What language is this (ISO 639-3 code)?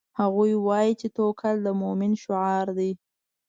pus